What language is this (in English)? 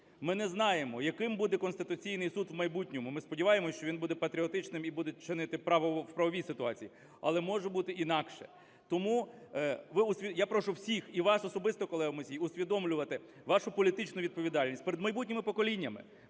Ukrainian